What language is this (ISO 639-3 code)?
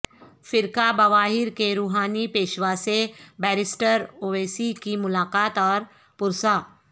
urd